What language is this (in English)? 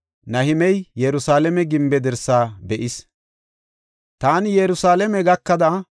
Gofa